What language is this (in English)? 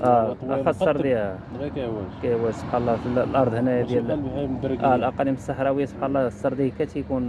Arabic